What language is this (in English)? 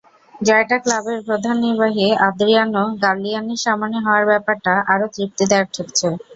Bangla